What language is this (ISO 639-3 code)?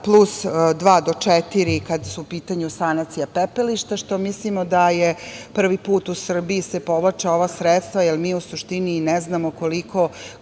srp